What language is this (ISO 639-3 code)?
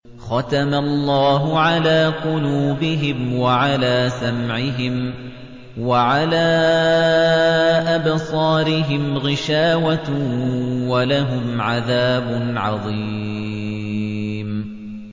ara